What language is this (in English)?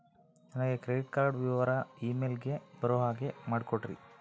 Kannada